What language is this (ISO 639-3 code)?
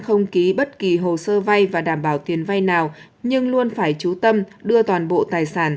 vie